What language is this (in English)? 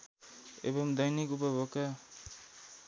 Nepali